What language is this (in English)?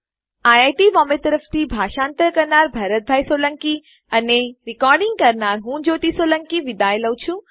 Gujarati